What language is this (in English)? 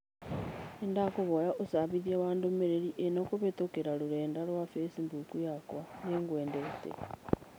Kikuyu